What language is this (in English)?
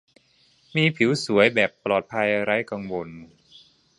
Thai